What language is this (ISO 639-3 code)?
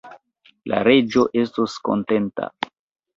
epo